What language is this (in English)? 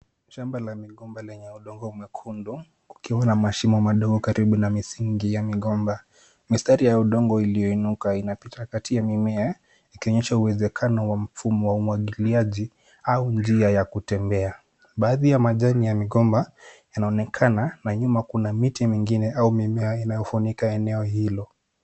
Swahili